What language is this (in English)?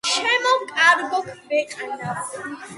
Georgian